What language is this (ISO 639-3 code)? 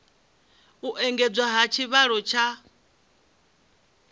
ven